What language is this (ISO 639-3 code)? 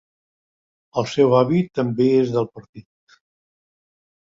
cat